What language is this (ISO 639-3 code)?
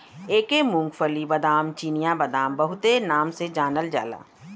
bho